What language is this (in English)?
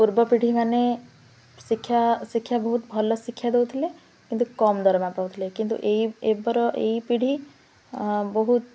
Odia